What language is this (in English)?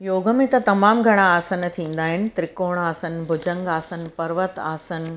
Sindhi